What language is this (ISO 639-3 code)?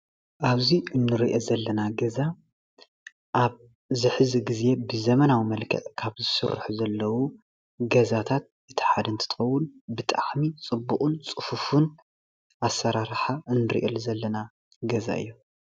tir